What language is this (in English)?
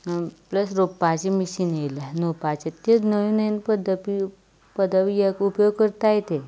Konkani